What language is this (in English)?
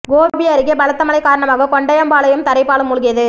Tamil